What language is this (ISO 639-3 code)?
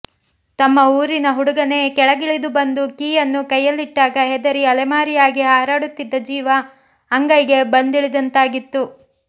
kan